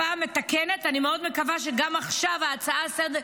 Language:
Hebrew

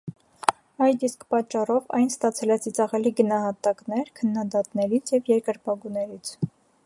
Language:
Armenian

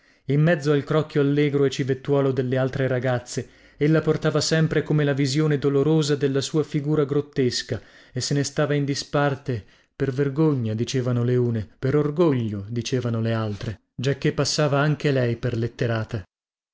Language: Italian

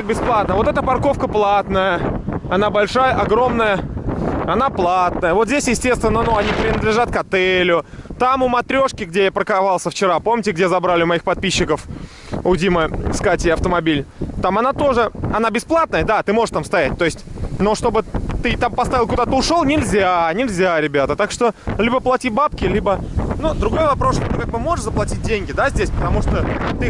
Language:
Russian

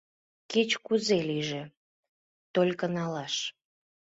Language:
Mari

